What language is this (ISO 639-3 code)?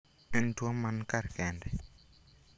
luo